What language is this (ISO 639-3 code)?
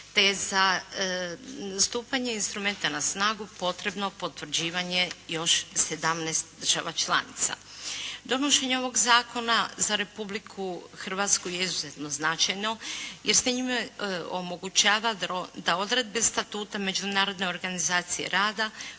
hrv